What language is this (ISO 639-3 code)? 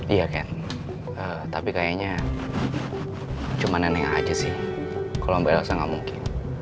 ind